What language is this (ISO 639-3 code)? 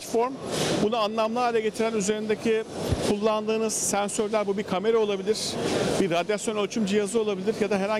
tur